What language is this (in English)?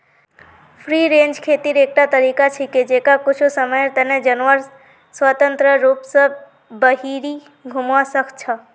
Magahi